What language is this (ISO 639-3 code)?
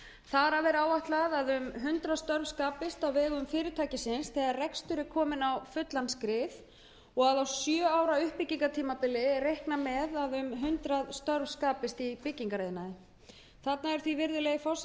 isl